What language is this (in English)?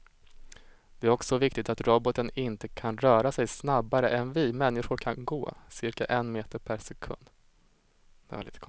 Swedish